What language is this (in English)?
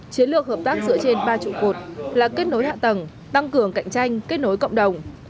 Vietnamese